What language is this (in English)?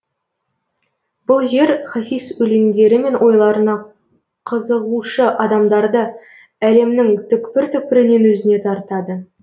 Kazakh